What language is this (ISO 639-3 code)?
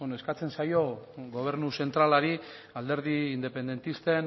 eus